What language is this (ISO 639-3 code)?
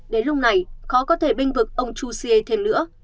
vie